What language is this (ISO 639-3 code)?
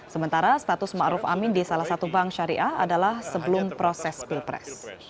ind